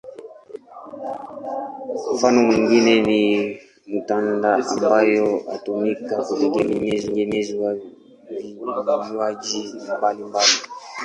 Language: Swahili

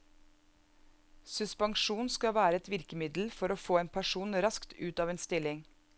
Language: Norwegian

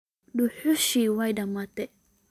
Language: Somali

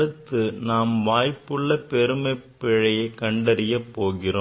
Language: Tamil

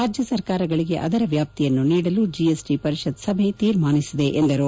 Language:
Kannada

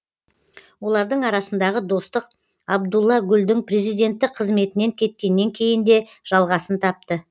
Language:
Kazakh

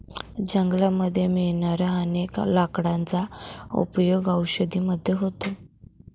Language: Marathi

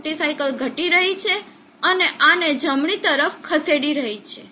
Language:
Gujarati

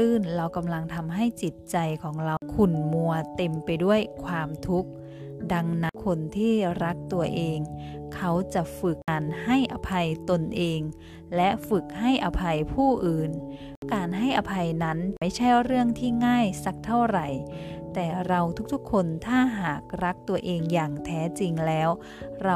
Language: Thai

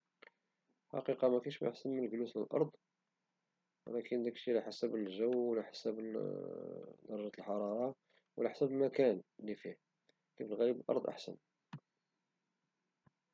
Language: Moroccan Arabic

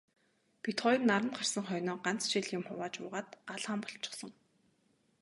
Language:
Mongolian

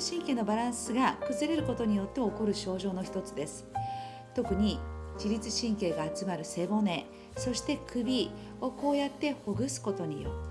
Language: Japanese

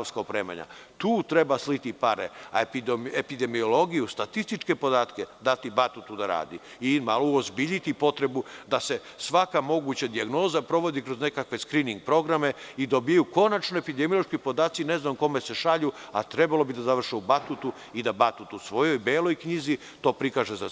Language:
Serbian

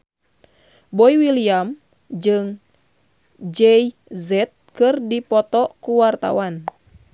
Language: Sundanese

